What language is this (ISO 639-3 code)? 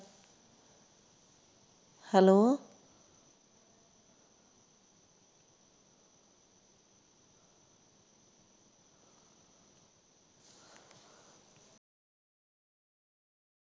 pan